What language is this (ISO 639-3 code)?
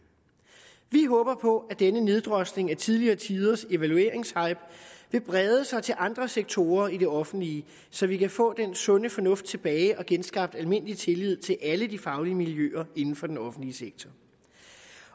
dan